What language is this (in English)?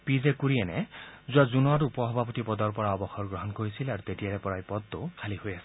Assamese